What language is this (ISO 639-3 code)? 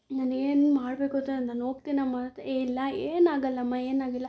kan